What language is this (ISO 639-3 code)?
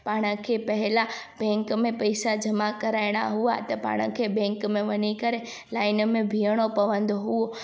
snd